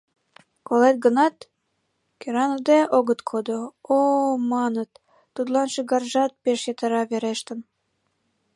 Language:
Mari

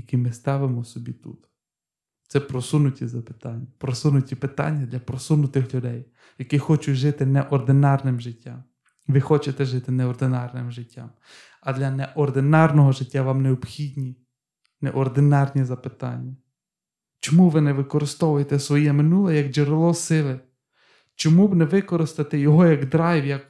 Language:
Ukrainian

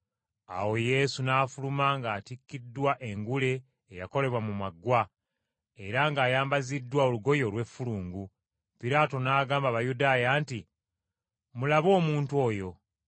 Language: Ganda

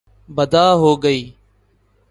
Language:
Urdu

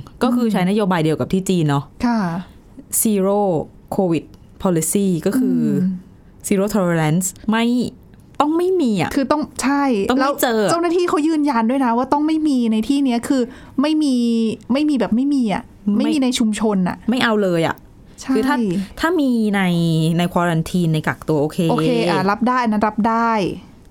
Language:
Thai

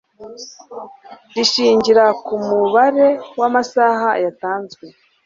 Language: Kinyarwanda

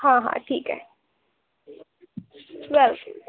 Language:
Marathi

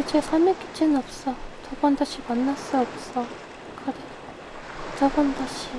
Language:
Korean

